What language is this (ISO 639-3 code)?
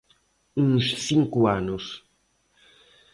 glg